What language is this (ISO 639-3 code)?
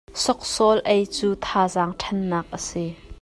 cnh